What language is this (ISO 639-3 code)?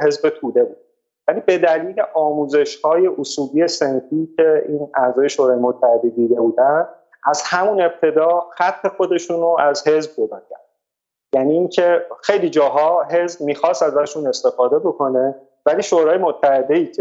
fas